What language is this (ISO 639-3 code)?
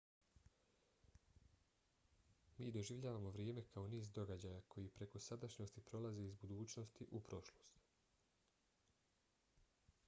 bos